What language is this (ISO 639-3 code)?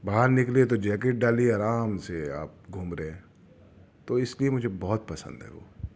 urd